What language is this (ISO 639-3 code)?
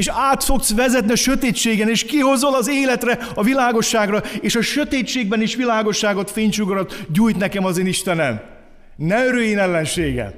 hun